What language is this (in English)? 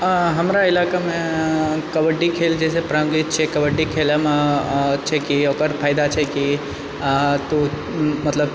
Maithili